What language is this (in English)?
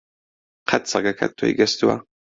Central Kurdish